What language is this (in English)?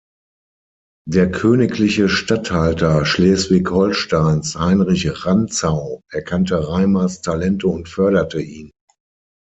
German